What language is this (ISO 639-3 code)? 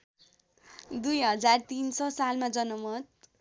nep